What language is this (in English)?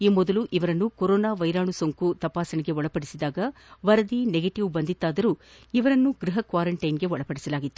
Kannada